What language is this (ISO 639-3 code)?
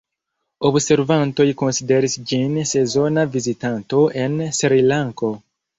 epo